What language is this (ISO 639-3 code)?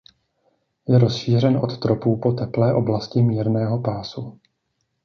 ces